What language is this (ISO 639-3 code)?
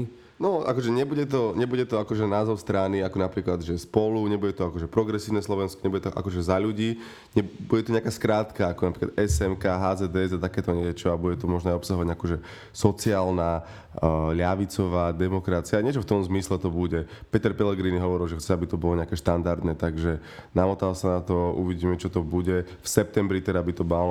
slk